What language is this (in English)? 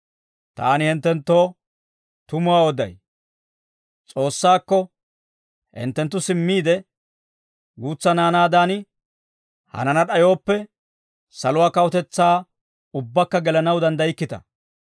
Dawro